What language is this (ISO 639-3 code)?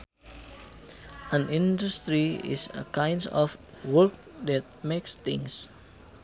sun